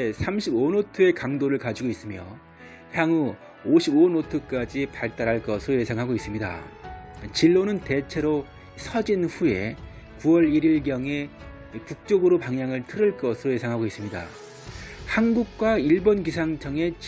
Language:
Korean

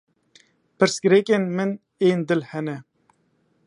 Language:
Kurdish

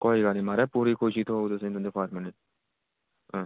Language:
Dogri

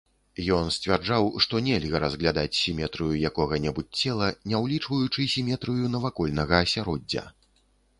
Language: Belarusian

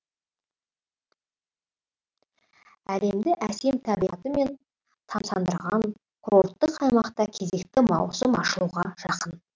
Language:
Kazakh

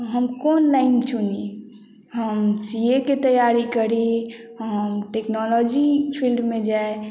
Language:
Maithili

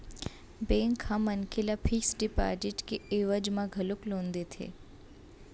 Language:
Chhattisgarhi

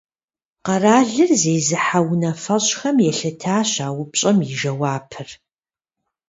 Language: Kabardian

